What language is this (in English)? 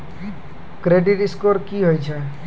Maithili